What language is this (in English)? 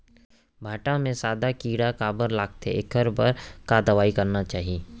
Chhattisgarhi